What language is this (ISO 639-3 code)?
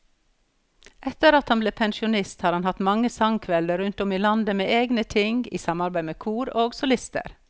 nor